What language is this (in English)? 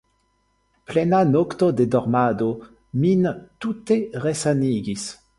Esperanto